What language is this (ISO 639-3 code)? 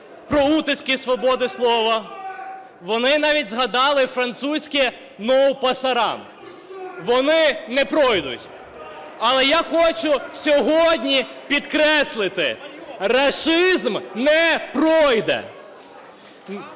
ukr